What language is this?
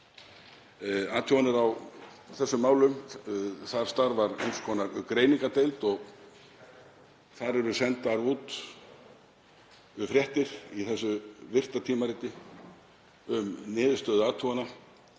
Icelandic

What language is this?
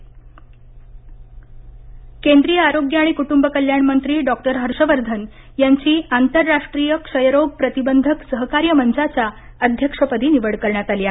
Marathi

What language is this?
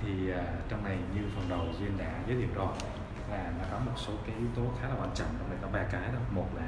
Vietnamese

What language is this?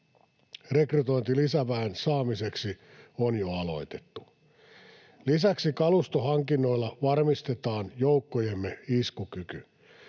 Finnish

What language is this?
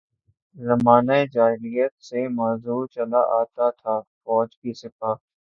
Urdu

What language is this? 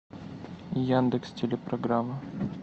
Russian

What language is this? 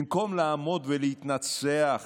Hebrew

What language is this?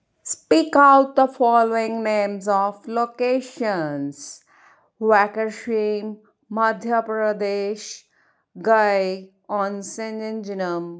Punjabi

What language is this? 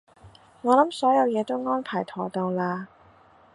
Cantonese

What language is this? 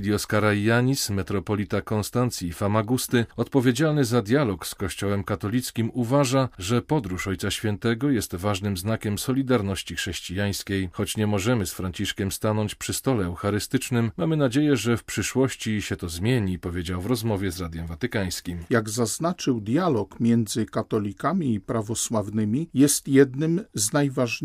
Polish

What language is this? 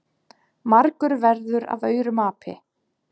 Icelandic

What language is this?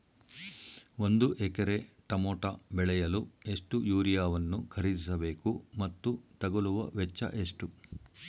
Kannada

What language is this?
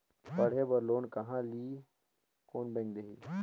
Chhattisgarhi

